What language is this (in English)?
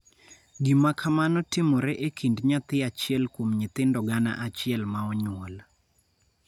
Luo (Kenya and Tanzania)